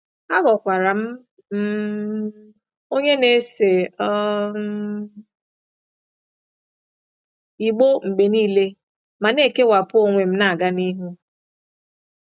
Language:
Igbo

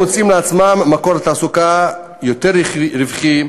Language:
Hebrew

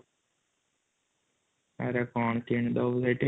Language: Odia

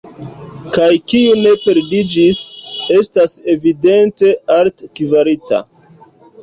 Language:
Esperanto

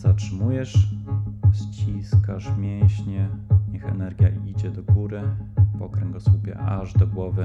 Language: Polish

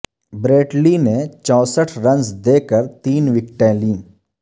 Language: Urdu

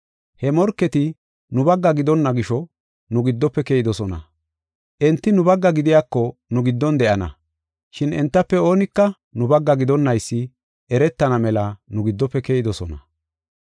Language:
Gofa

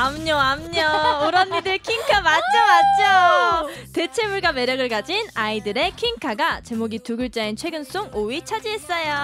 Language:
Korean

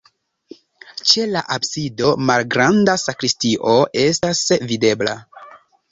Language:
Esperanto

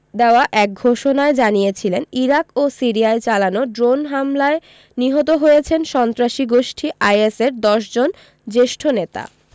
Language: Bangla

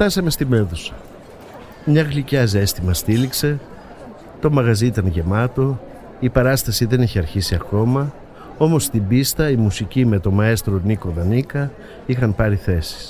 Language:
Greek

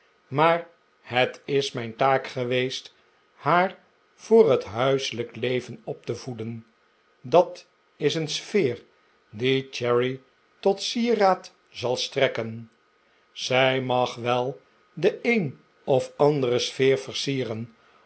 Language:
Dutch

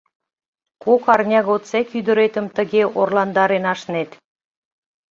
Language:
Mari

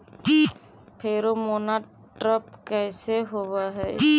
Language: Magahi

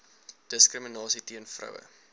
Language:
Afrikaans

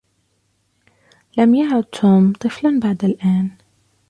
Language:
Arabic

